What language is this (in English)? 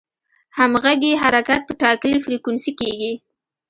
Pashto